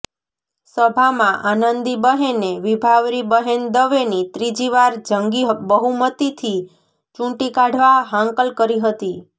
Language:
Gujarati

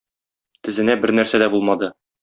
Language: Tatar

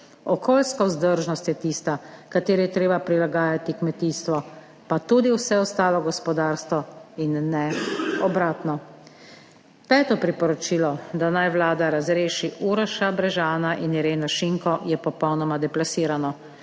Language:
Slovenian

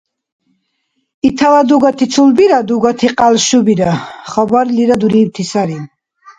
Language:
Dargwa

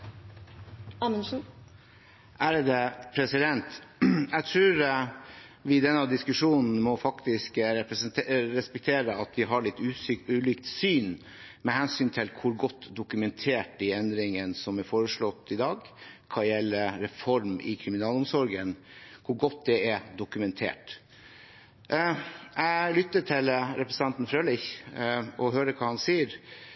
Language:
Norwegian Bokmål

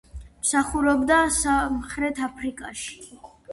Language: Georgian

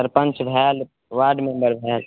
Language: Maithili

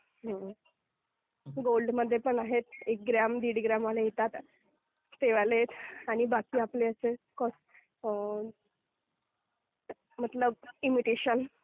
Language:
Marathi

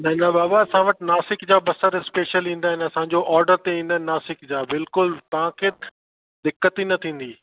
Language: Sindhi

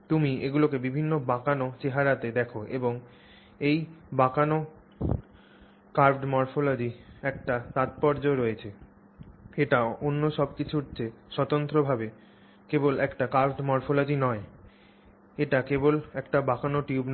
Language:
Bangla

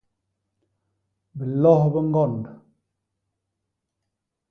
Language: Basaa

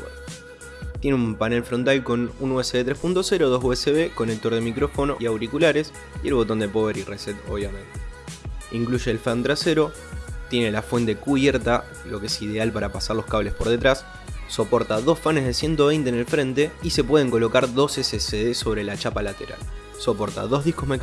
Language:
Spanish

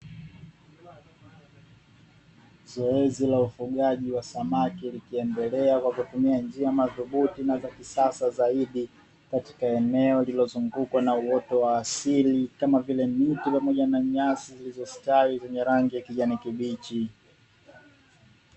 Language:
Swahili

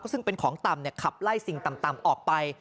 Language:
Thai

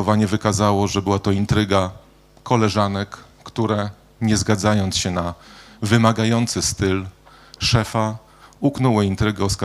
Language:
Polish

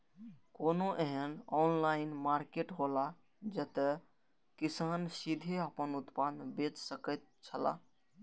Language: Maithili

